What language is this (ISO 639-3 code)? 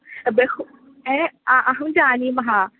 san